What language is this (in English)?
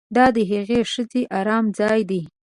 Pashto